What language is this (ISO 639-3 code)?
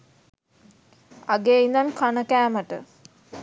sin